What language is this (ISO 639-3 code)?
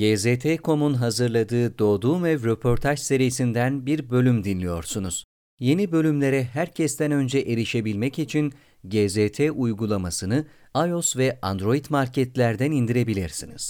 tur